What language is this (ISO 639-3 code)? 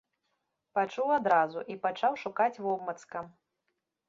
bel